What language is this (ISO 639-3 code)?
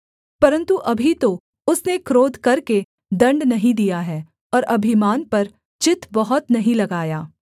hin